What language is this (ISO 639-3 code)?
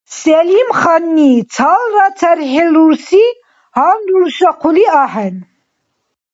dar